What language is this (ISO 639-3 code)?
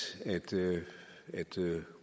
dan